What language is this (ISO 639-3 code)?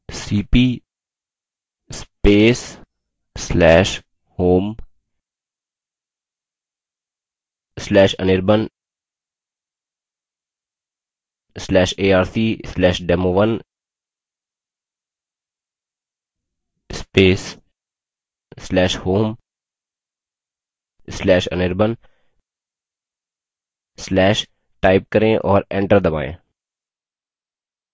hin